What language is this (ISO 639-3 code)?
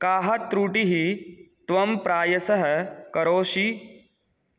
san